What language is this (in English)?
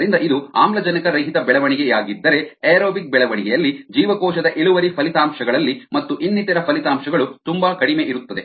Kannada